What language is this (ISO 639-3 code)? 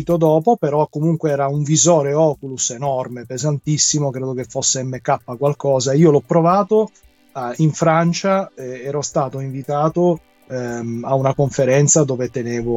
ita